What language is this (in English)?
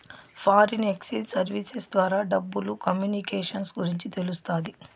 Telugu